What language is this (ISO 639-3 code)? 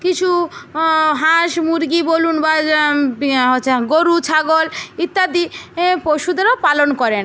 ben